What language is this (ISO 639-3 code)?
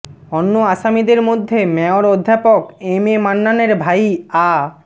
ben